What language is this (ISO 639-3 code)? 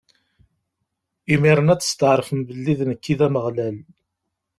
kab